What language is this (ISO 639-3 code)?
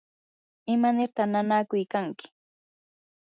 qur